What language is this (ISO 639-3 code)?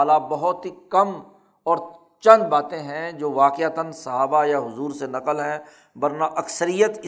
urd